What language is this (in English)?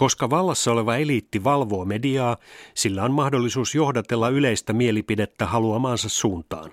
Finnish